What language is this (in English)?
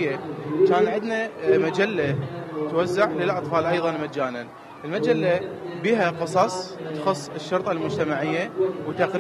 Arabic